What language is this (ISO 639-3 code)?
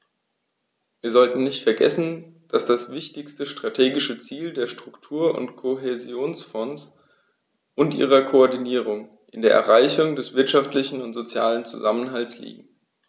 deu